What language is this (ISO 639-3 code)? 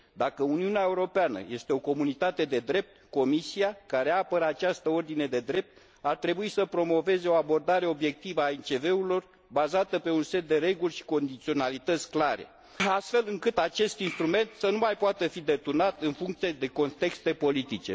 ron